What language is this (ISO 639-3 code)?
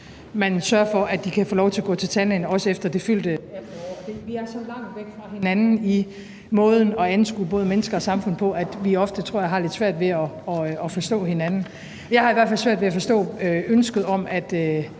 dan